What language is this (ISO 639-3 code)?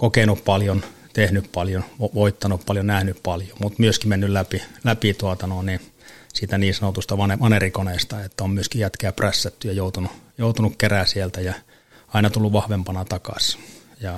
fin